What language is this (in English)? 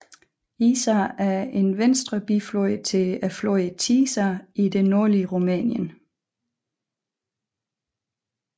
Danish